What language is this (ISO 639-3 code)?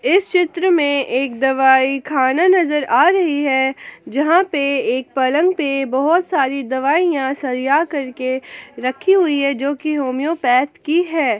hin